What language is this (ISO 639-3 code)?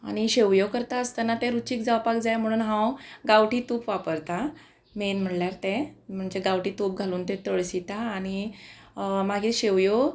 kok